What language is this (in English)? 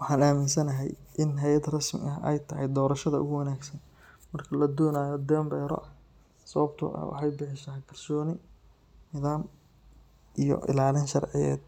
Somali